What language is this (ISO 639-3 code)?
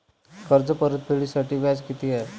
mar